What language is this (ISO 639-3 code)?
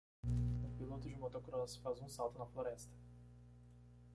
por